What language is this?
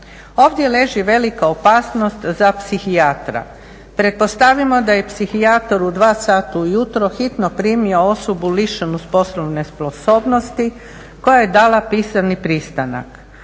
Croatian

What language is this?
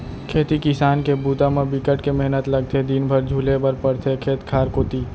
Chhattisgarhi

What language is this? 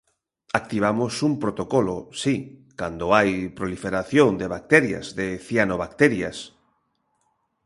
Galician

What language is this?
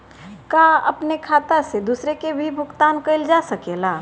Bhojpuri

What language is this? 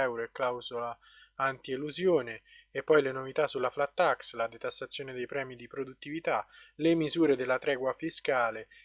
Italian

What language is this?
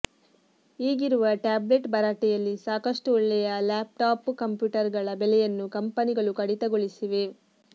Kannada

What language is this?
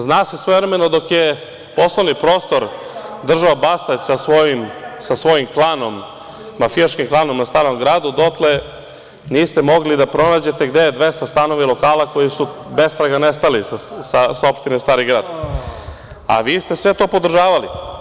Serbian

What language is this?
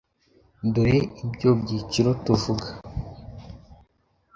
Kinyarwanda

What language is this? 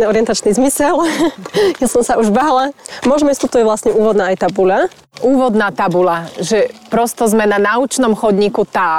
Slovak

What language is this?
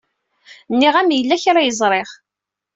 Kabyle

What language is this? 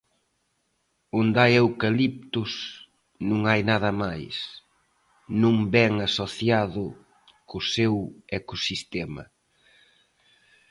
Galician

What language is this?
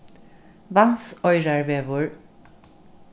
Faroese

